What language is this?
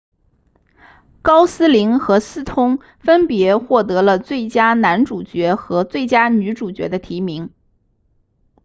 Chinese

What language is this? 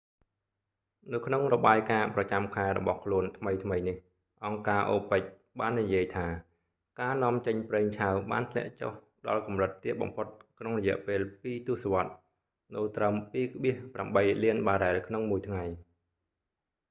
Khmer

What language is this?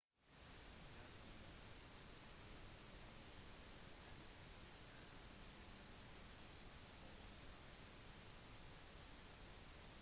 Norwegian Bokmål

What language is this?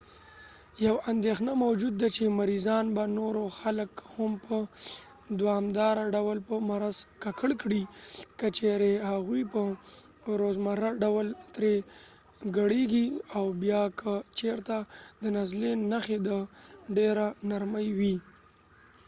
Pashto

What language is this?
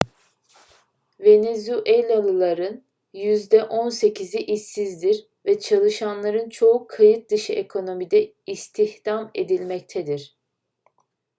Turkish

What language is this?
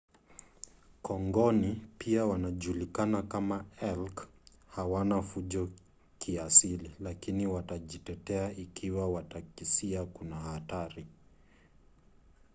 Swahili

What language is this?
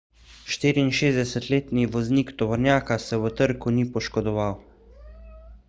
Slovenian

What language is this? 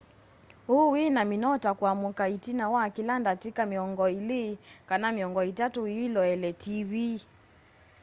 Kamba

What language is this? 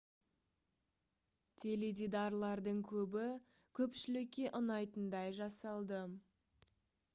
Kazakh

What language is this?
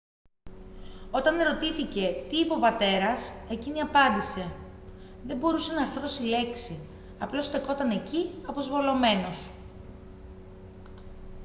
Greek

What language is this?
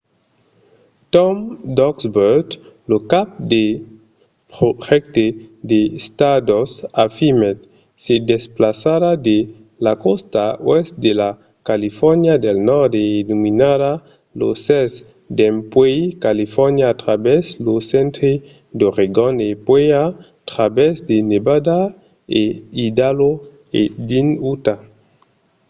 Occitan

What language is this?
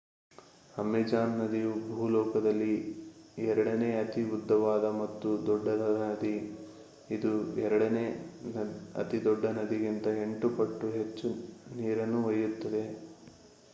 Kannada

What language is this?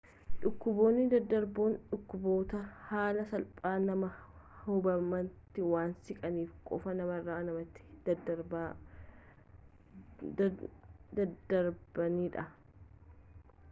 Oromo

